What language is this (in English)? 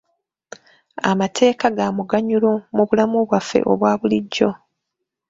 Ganda